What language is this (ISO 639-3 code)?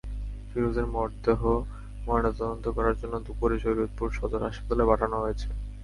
ben